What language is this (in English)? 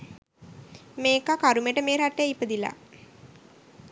Sinhala